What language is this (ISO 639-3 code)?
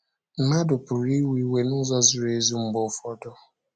ibo